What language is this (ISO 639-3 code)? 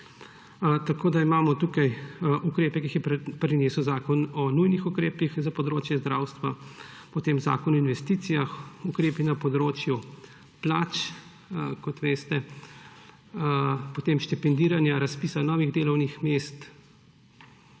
slv